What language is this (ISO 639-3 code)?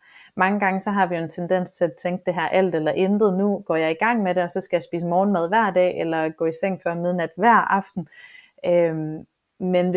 dan